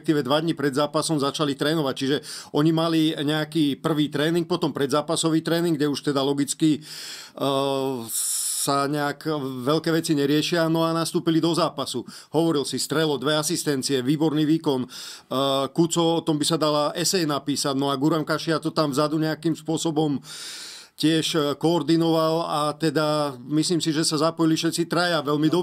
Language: Slovak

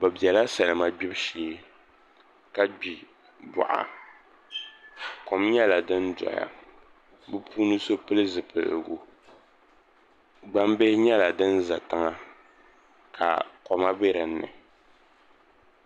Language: Dagbani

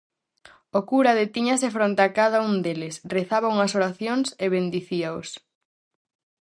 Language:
Galician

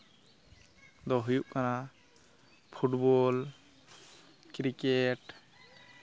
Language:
Santali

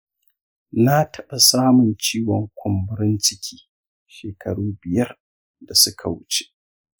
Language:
Hausa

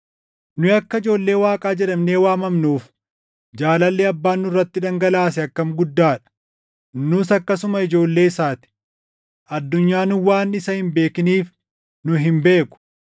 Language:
Oromo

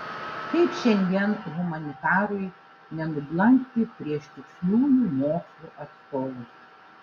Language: Lithuanian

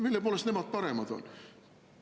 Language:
Estonian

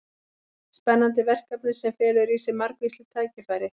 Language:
Icelandic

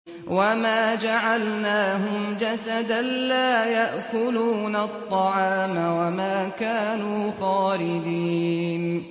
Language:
Arabic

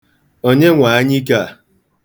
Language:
Igbo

